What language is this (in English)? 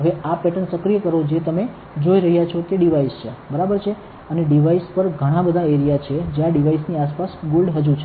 Gujarati